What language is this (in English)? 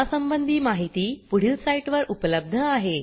Marathi